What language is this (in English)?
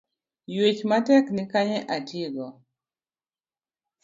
Luo (Kenya and Tanzania)